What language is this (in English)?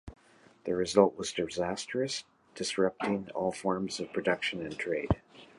English